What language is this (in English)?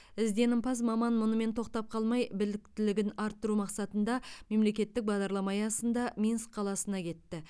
Kazakh